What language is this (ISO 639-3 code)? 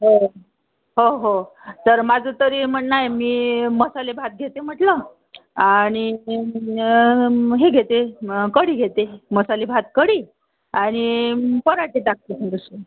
mar